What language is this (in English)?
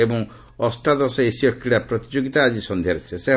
Odia